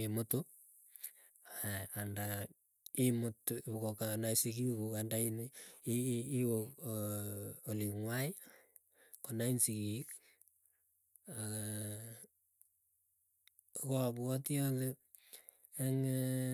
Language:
Keiyo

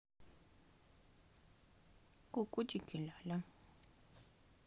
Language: Russian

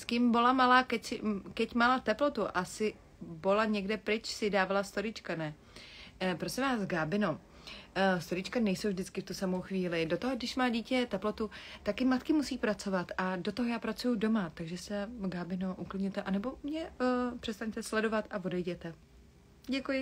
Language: Czech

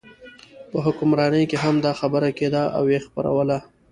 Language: Pashto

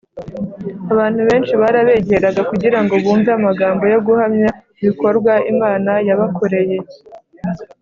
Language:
Kinyarwanda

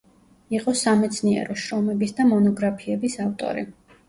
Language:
Georgian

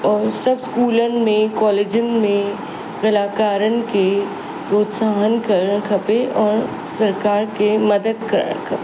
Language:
Sindhi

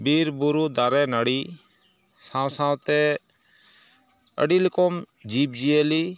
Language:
Santali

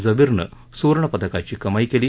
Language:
Marathi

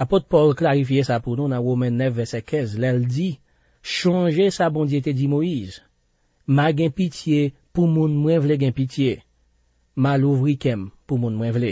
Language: French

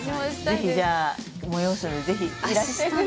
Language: Japanese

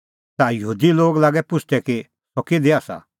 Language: Kullu Pahari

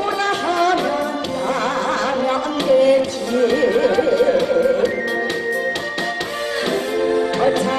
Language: Korean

